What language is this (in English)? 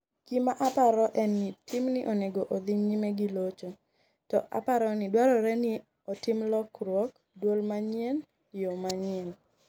Luo (Kenya and Tanzania)